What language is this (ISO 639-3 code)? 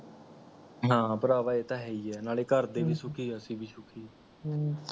pan